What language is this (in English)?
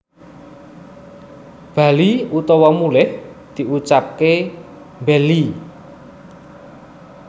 Javanese